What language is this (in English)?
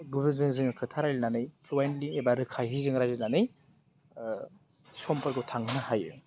Bodo